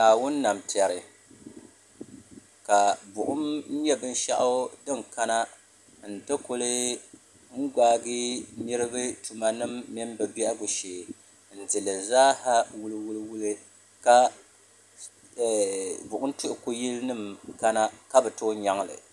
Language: Dagbani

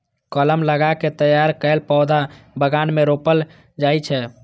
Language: Maithili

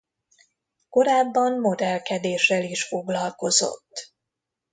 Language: Hungarian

